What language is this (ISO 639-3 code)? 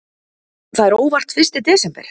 isl